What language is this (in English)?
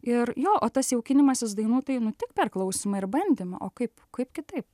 Lithuanian